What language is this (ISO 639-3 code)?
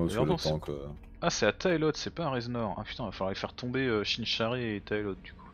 fra